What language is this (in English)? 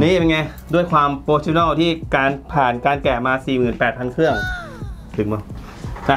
Thai